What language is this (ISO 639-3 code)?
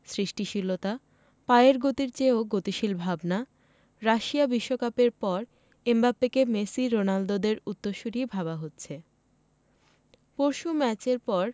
ben